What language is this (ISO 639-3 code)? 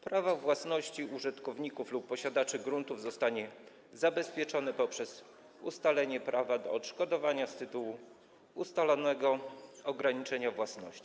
pol